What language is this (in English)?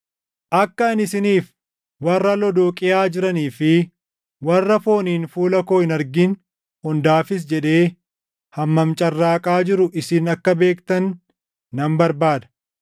Oromo